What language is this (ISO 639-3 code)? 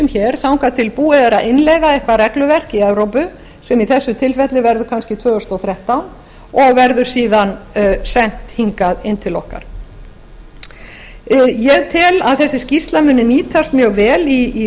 isl